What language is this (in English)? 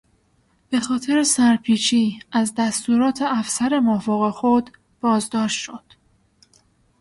Persian